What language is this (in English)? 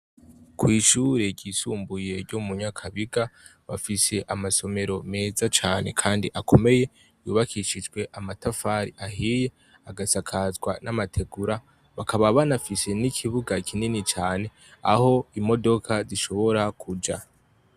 Rundi